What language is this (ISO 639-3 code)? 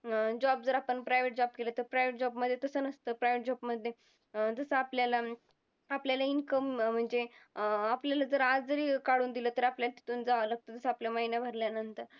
mar